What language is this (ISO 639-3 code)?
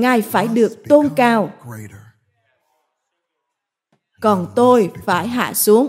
vie